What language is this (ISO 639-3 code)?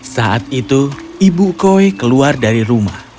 ind